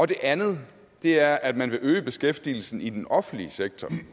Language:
Danish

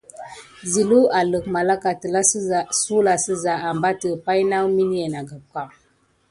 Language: Gidar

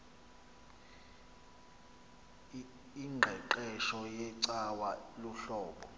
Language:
Xhosa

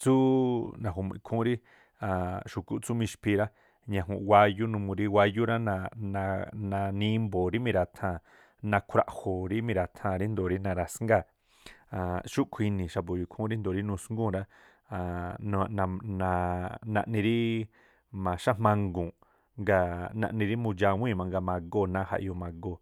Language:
Tlacoapa Me'phaa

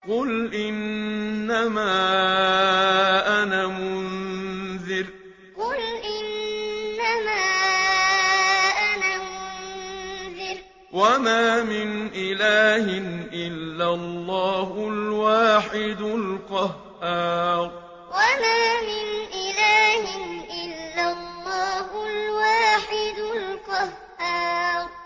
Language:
Arabic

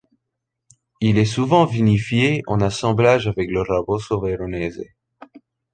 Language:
French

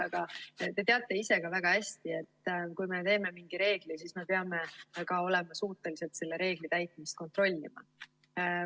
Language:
Estonian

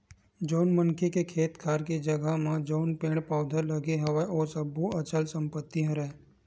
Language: Chhattisgarhi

